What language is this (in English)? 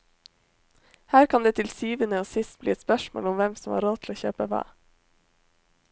Norwegian